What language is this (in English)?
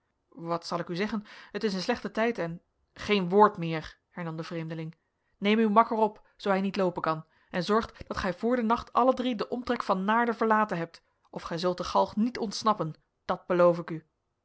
Dutch